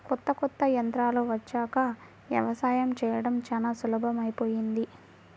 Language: Telugu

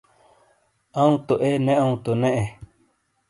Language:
Shina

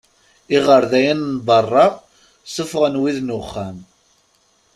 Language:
Kabyle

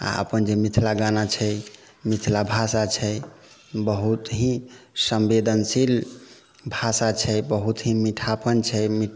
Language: Maithili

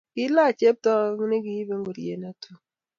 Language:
Kalenjin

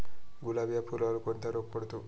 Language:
Marathi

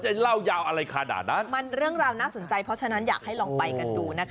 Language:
Thai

